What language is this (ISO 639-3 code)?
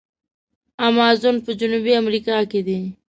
pus